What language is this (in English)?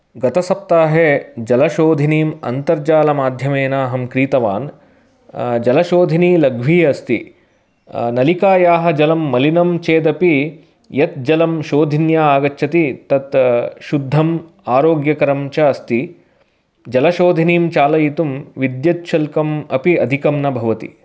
Sanskrit